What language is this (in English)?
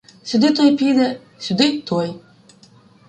Ukrainian